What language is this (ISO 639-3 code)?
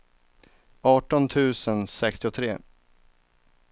swe